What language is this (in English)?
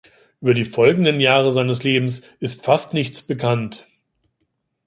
German